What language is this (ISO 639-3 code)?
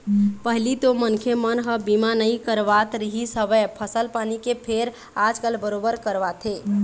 hne